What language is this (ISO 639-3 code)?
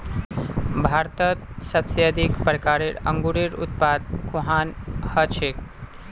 mag